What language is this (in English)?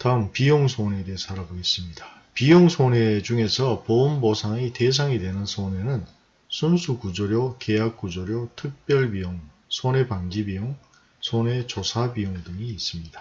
Korean